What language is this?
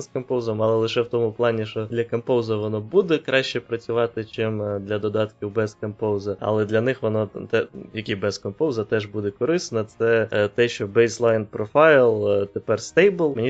Ukrainian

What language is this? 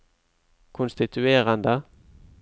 Norwegian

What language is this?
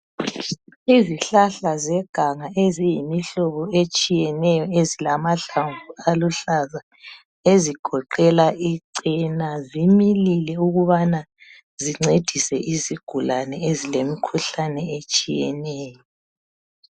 North Ndebele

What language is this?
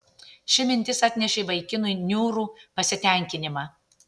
Lithuanian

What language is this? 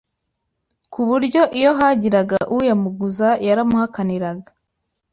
Kinyarwanda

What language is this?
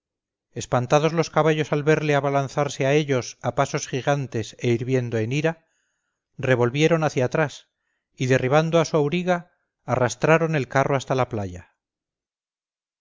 Spanish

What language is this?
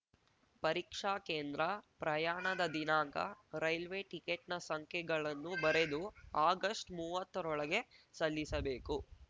Kannada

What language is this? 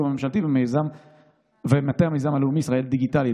Hebrew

